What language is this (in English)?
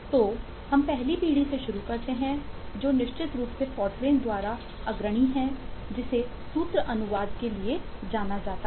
Hindi